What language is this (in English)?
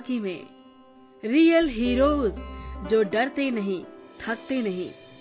Hindi